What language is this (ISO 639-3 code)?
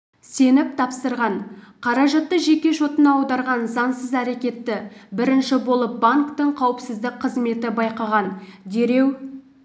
kaz